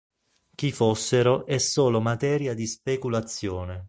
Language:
Italian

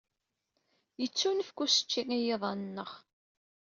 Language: Kabyle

